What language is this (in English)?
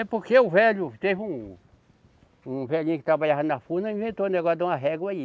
Portuguese